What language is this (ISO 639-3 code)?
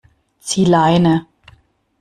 deu